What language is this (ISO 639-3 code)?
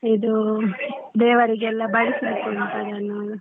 kan